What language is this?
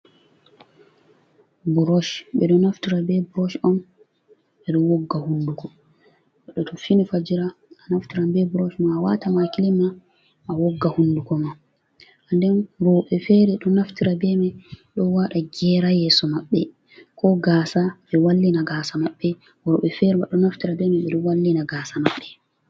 Fula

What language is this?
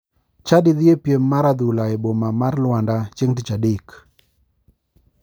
Luo (Kenya and Tanzania)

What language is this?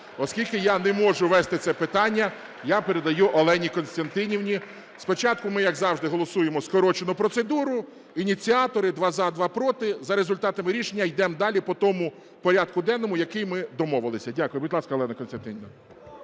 Ukrainian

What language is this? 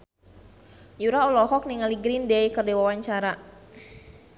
Sundanese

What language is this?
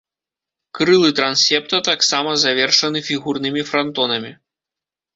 Belarusian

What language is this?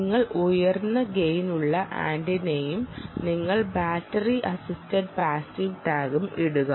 Malayalam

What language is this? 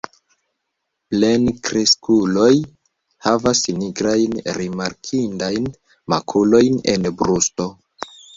Esperanto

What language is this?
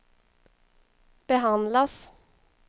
Swedish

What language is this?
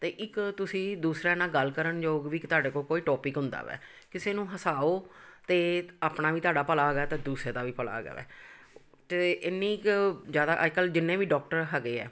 Punjabi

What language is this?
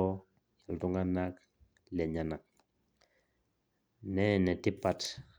Masai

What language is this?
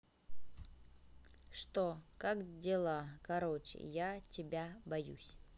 Russian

